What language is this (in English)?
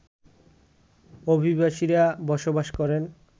Bangla